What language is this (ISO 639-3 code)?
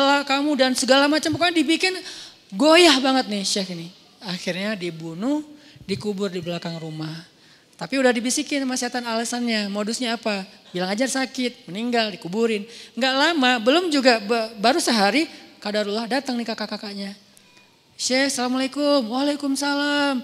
ind